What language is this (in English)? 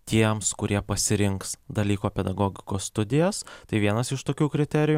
Lithuanian